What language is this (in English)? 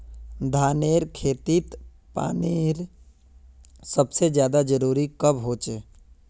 Magahi